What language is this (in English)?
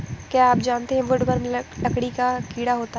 Hindi